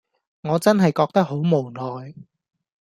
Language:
Cantonese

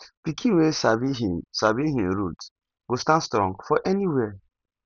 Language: Nigerian Pidgin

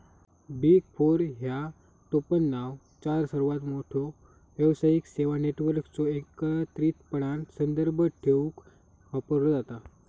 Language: Marathi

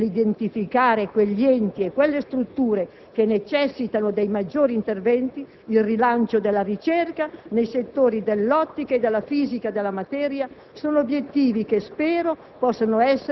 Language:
Italian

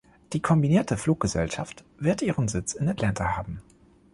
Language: German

